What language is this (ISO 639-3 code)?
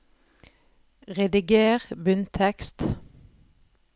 nor